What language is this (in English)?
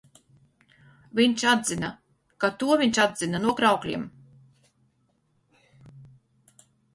Latvian